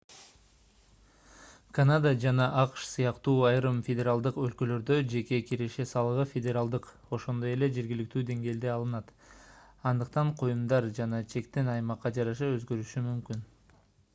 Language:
Kyrgyz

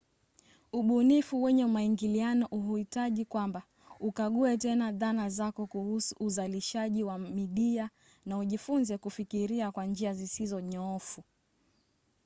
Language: Swahili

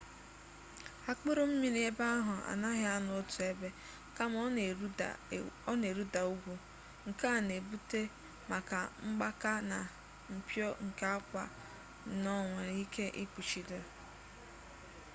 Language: Igbo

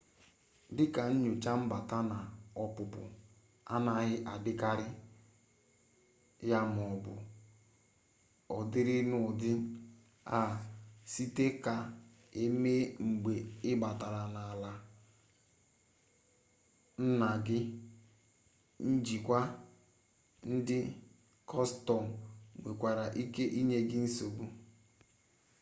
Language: Igbo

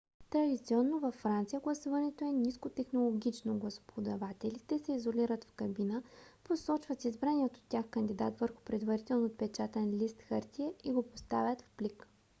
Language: Bulgarian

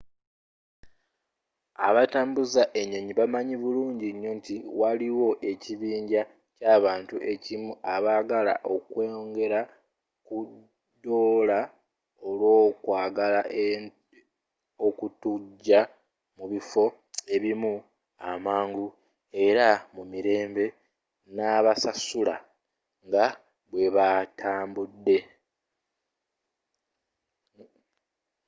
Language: Ganda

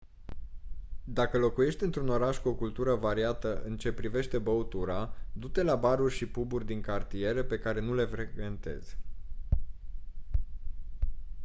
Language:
Romanian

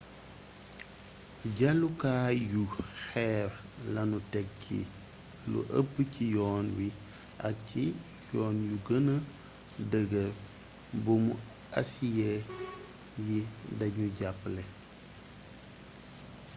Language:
Wolof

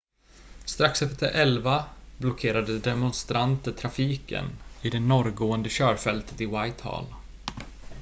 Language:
Swedish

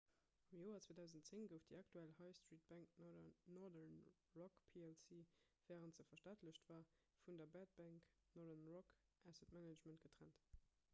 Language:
Luxembourgish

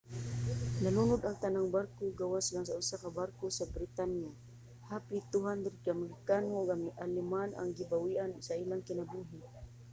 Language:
Cebuano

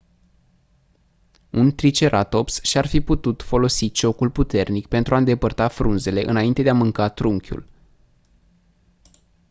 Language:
Romanian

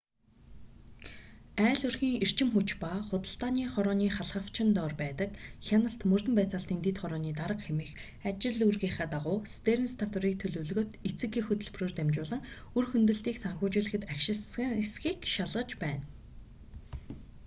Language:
Mongolian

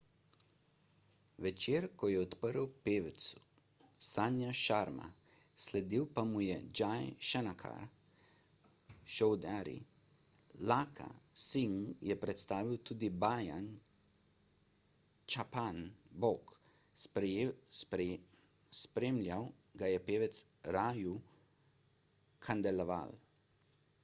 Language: Slovenian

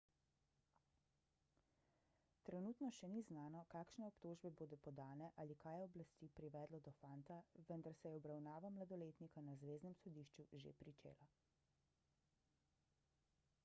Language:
Slovenian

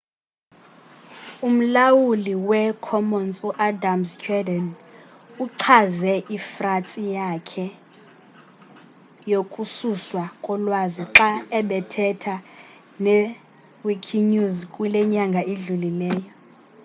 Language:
Xhosa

